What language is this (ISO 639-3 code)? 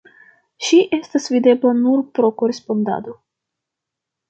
epo